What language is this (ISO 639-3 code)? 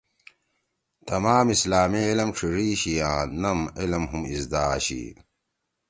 trw